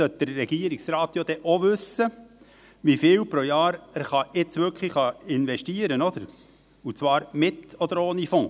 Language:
Swiss German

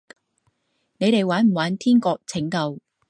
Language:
Cantonese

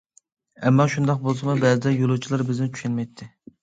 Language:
Uyghur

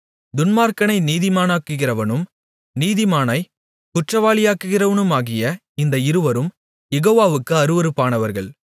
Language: Tamil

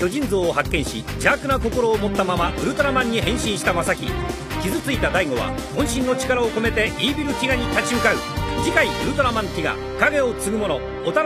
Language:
Japanese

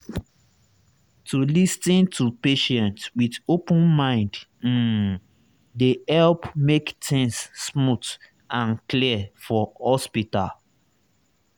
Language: Nigerian Pidgin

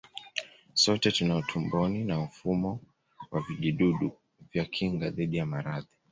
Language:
Swahili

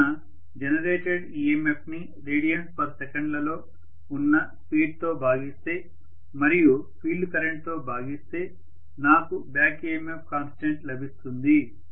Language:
Telugu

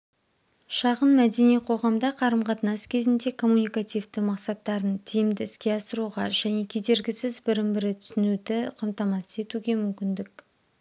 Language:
Kazakh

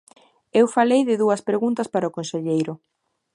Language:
Galician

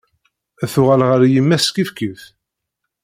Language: Kabyle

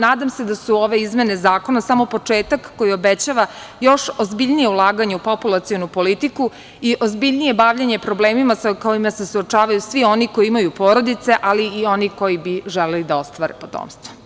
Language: Serbian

